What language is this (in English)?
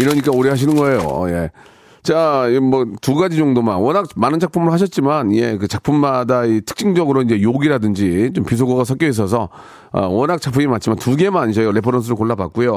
Korean